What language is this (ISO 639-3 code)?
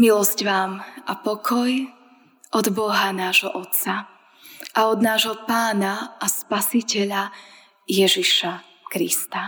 slk